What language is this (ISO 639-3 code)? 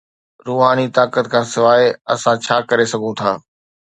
snd